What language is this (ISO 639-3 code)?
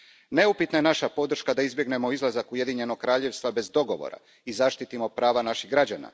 hrv